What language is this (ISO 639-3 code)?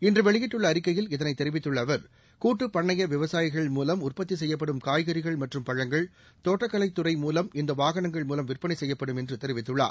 tam